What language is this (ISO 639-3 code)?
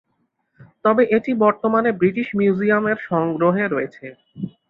ben